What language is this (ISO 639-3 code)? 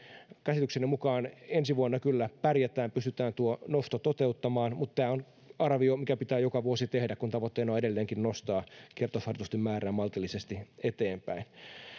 fin